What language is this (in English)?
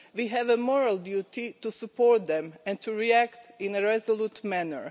English